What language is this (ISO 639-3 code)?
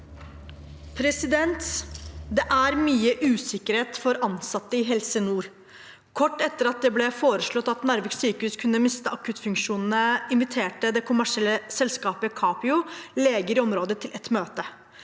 nor